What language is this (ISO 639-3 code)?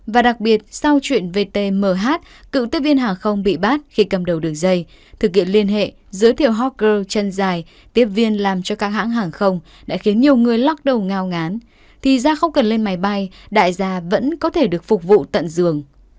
vie